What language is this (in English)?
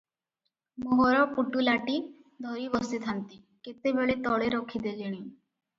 Odia